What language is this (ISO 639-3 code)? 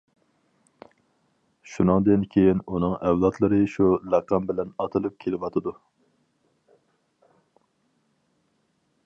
uig